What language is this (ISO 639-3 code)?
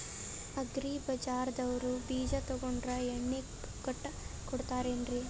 kan